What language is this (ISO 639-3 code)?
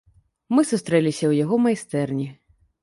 bel